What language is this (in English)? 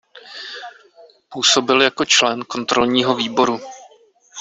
Czech